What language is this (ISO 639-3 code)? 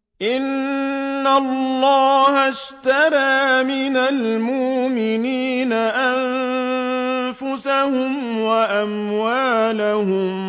ara